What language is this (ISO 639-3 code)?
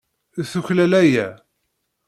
kab